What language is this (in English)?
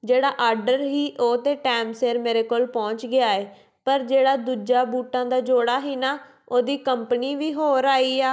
Punjabi